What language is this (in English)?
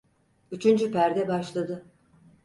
Turkish